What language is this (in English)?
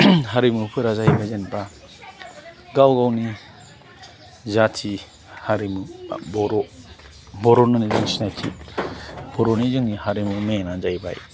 Bodo